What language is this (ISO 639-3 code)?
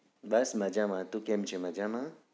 guj